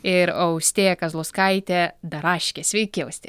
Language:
Lithuanian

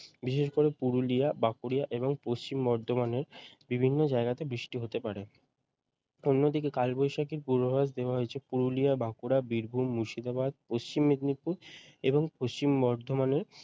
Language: Bangla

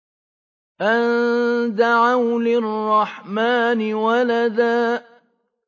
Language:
Arabic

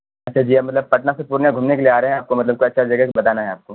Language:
Urdu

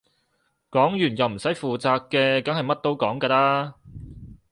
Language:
Cantonese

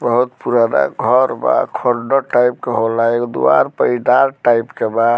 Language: Bhojpuri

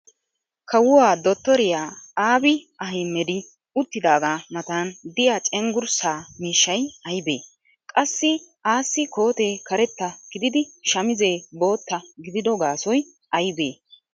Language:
Wolaytta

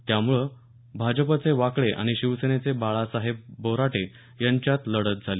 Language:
Marathi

